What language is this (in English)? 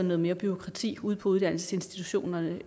Danish